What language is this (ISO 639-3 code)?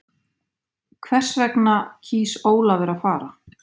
isl